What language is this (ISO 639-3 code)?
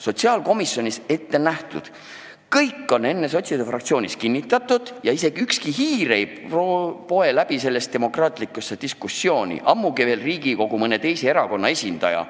est